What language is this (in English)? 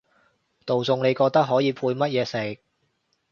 Cantonese